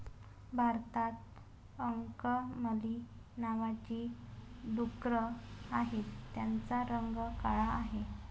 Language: Marathi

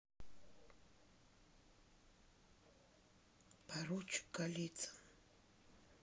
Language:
Russian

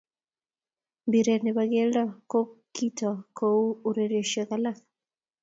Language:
Kalenjin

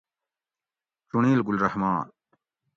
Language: Gawri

